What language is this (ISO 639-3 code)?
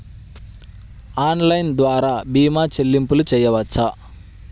tel